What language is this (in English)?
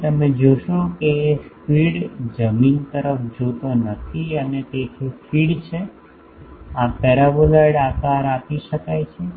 Gujarati